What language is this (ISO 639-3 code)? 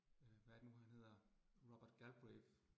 dan